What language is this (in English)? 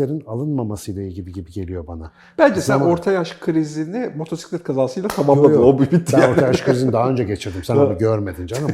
Turkish